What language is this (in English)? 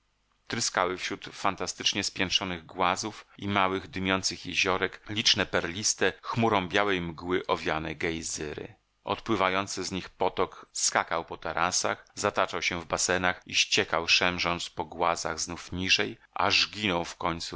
Polish